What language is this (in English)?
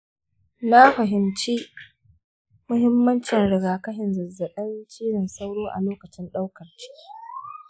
Hausa